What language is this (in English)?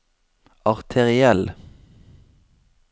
Norwegian